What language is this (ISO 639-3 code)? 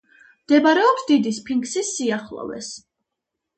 kat